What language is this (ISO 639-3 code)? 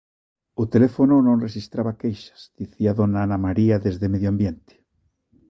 glg